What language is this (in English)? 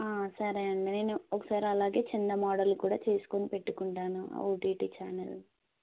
Telugu